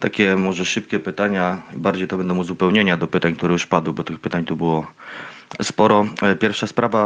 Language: Polish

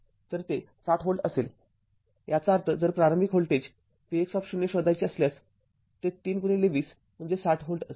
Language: Marathi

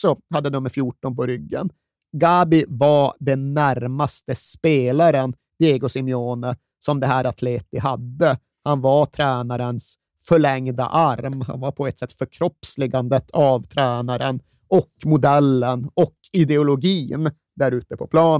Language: Swedish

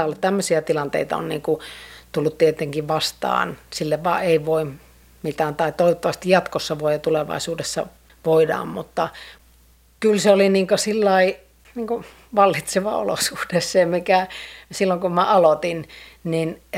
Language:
Finnish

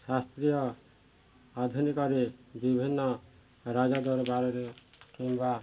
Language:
Odia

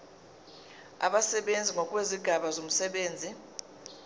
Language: Zulu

